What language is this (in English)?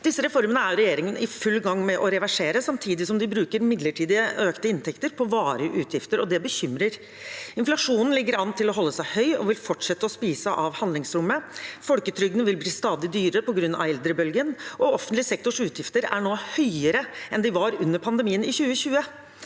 Norwegian